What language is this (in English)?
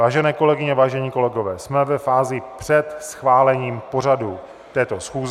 Czech